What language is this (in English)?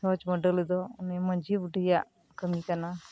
Santali